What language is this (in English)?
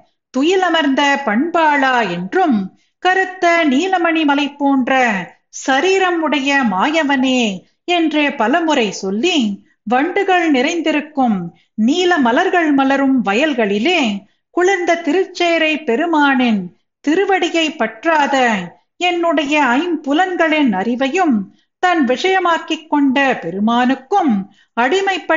Tamil